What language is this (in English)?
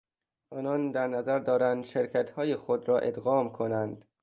Persian